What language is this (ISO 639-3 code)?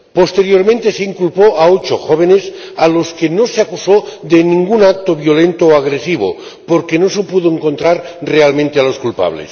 spa